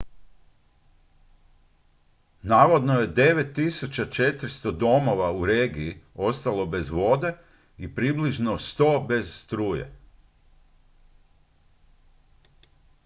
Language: Croatian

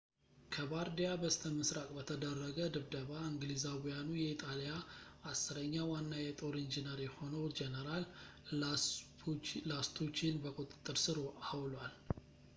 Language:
Amharic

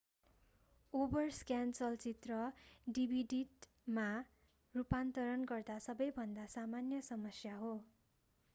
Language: Nepali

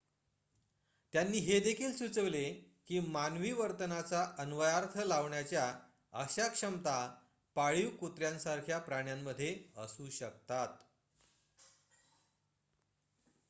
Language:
Marathi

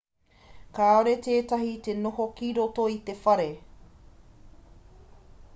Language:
Māori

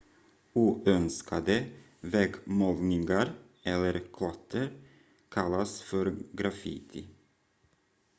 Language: Swedish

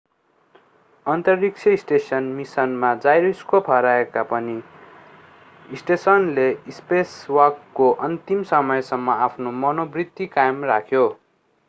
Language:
Nepali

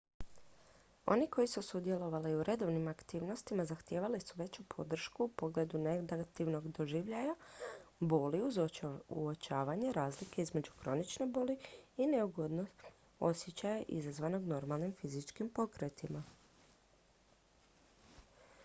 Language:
Croatian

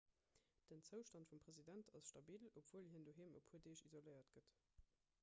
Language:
Luxembourgish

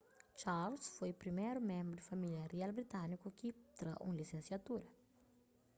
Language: Kabuverdianu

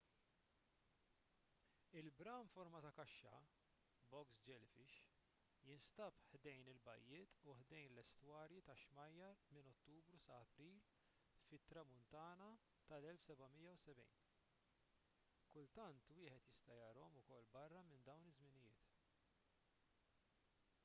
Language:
Maltese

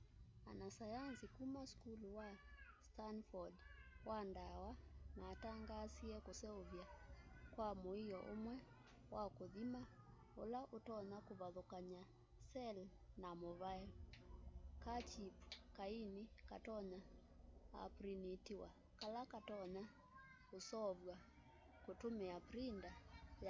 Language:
Kamba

